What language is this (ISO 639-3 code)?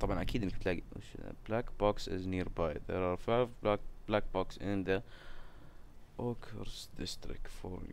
ara